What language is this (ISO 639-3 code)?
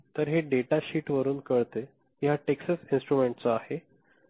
mar